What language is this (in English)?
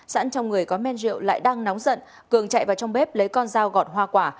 Vietnamese